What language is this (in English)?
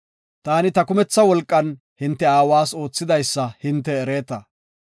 Gofa